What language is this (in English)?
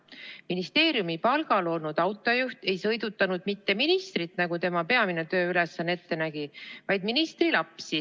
Estonian